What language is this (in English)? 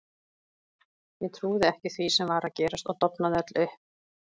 Icelandic